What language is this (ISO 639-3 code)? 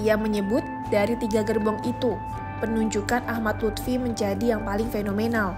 ind